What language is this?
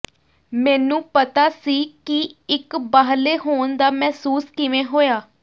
Punjabi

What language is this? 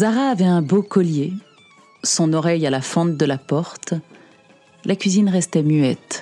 French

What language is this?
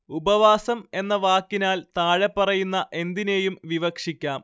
Malayalam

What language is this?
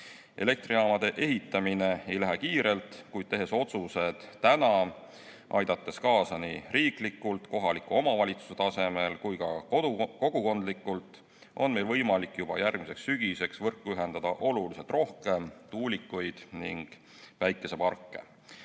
Estonian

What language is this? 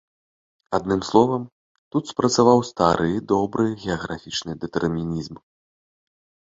Belarusian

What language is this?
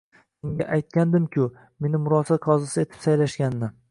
Uzbek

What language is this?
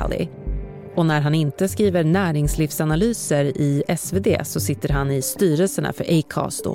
Swedish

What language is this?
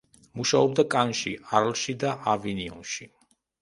Georgian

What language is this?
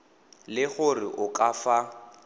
Tswana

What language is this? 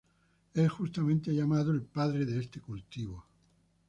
Spanish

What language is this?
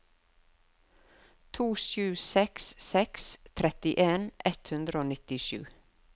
Norwegian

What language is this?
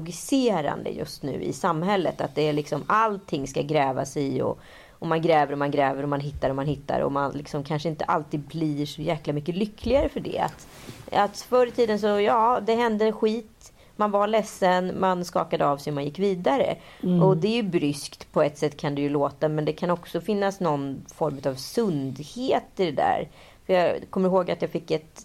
Swedish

